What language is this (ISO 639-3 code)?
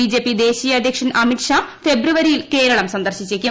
mal